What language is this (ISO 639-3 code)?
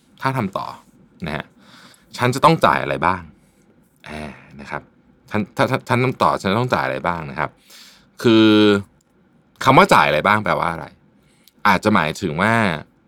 tha